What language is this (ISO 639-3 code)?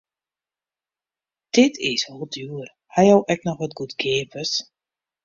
fry